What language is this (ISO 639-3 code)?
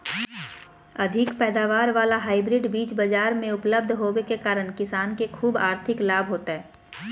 mag